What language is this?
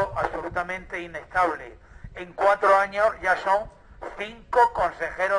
Spanish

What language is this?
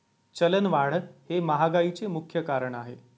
Marathi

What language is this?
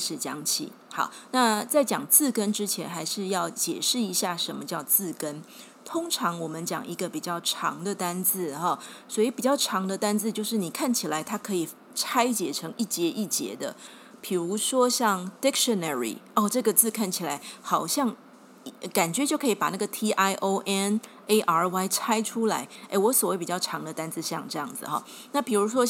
Chinese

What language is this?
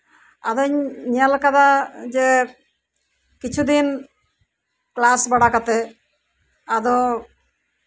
Santali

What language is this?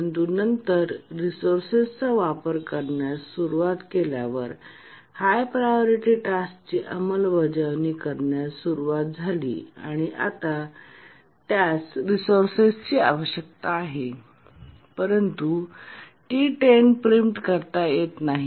Marathi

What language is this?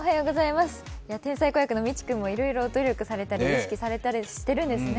Japanese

